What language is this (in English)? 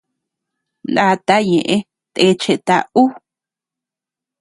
Tepeuxila Cuicatec